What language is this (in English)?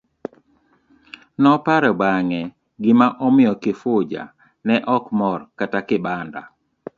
Luo (Kenya and Tanzania)